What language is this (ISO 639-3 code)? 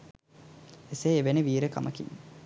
sin